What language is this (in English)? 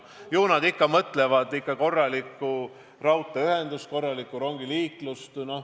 Estonian